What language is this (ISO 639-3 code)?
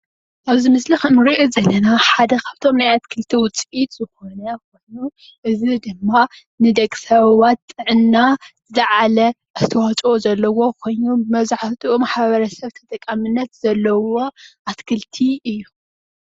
tir